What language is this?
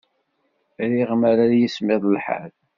Kabyle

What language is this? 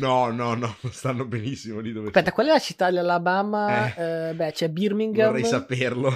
Italian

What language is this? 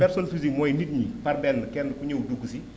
Wolof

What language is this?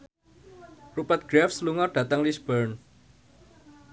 Javanese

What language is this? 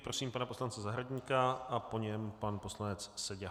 Czech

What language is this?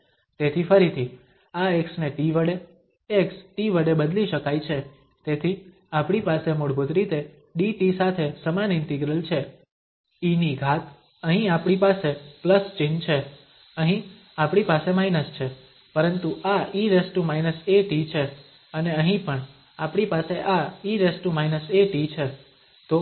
Gujarati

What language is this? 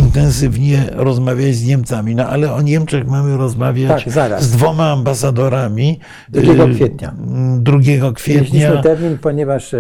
Polish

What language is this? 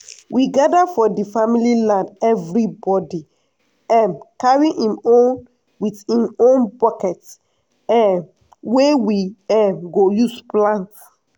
Nigerian Pidgin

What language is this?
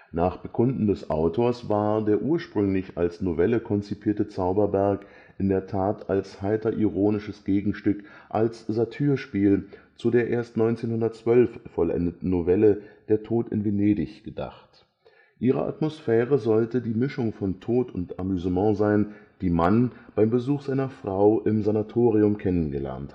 German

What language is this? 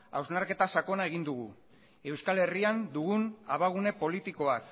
Basque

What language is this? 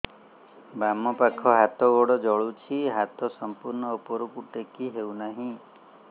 Odia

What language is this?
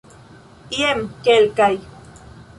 Esperanto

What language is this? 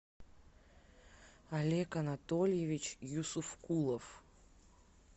Russian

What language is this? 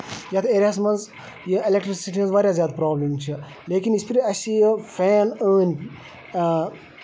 Kashmiri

